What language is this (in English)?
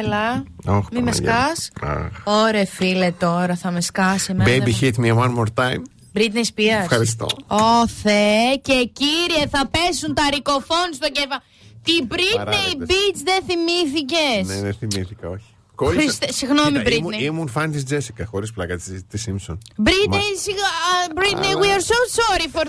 Greek